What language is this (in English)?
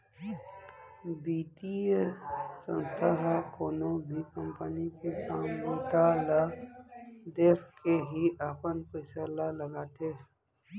Chhattisgarhi